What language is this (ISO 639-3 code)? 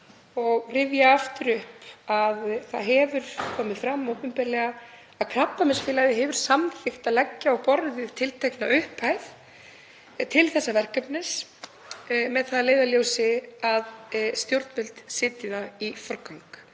isl